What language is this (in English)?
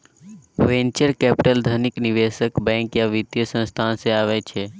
Maithili